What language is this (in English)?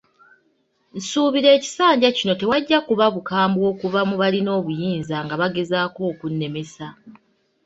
Ganda